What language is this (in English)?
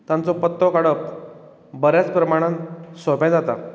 Konkani